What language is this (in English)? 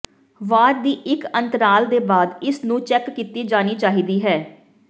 Punjabi